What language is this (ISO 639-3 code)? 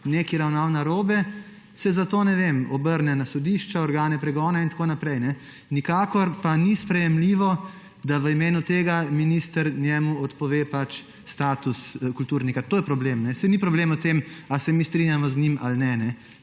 slv